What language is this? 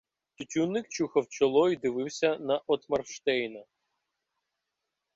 Ukrainian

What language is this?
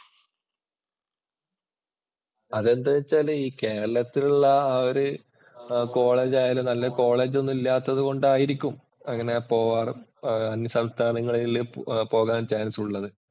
Malayalam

